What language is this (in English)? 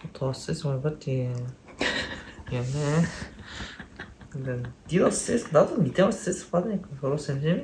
Korean